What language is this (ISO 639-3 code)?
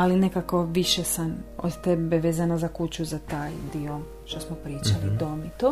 hrv